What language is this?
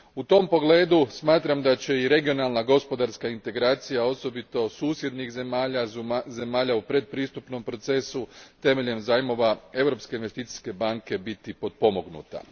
Croatian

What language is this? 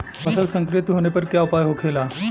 Bhojpuri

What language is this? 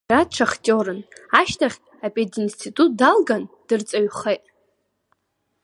Abkhazian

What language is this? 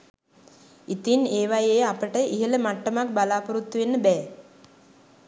Sinhala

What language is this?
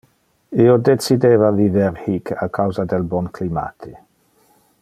Interlingua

